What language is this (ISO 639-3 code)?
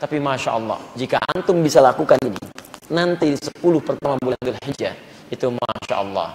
ind